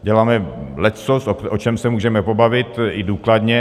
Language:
Czech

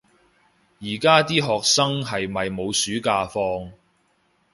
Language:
Cantonese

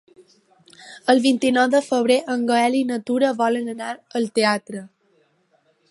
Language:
Catalan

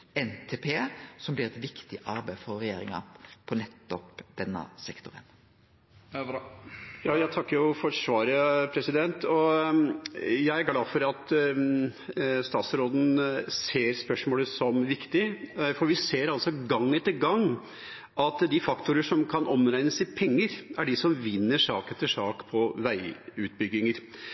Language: Norwegian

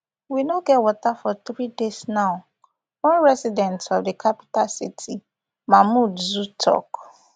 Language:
Nigerian Pidgin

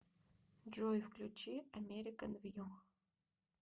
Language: Russian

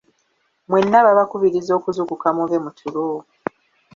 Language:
Ganda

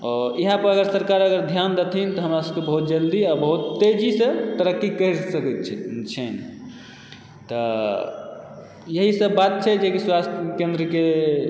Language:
Maithili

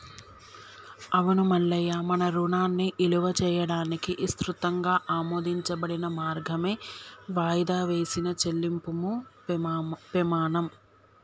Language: Telugu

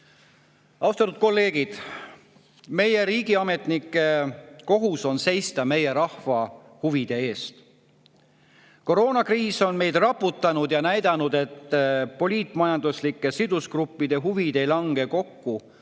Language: Estonian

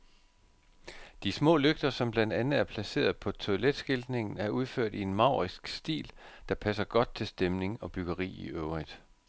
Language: Danish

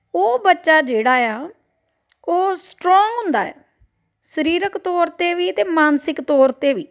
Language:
Punjabi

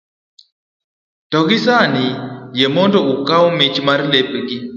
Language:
Luo (Kenya and Tanzania)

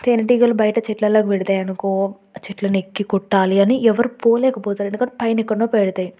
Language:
Telugu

